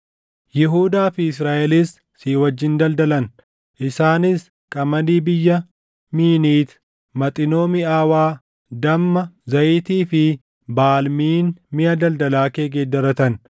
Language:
Oromo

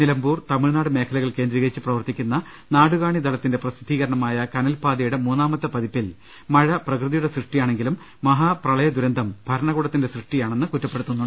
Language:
Malayalam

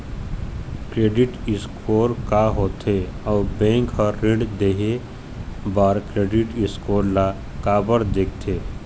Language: Chhattisgarhi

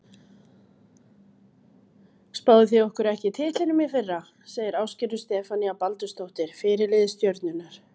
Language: Icelandic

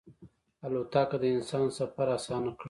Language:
Pashto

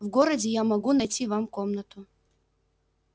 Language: Russian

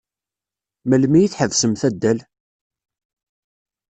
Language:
Kabyle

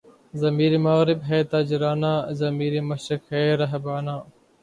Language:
Urdu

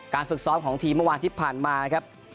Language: Thai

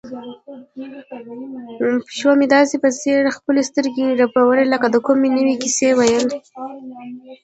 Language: Pashto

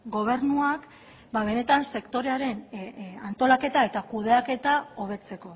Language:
Basque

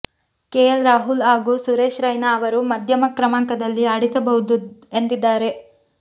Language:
Kannada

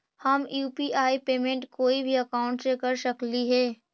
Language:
Magahi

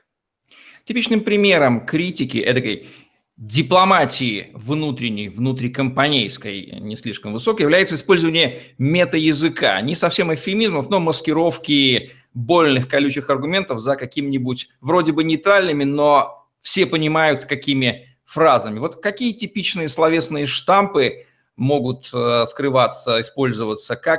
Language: Russian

